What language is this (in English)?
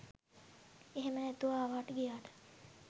Sinhala